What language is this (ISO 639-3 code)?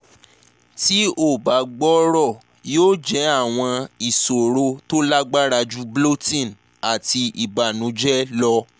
yor